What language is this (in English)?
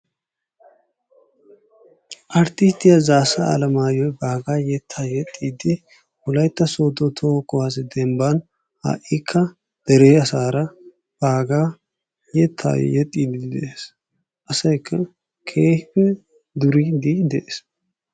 Wolaytta